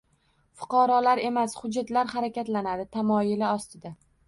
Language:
Uzbek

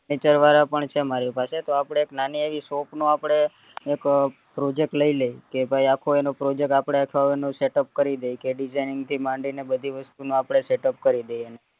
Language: Gujarati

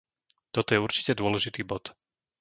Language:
Slovak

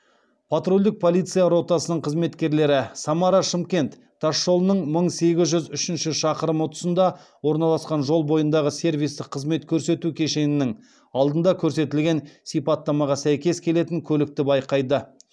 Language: Kazakh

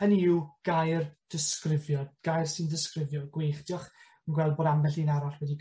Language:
Welsh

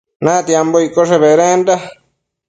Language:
Matsés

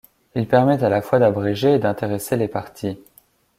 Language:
French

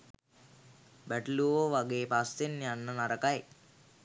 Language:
Sinhala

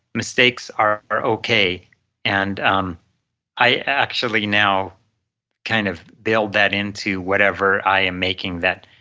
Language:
English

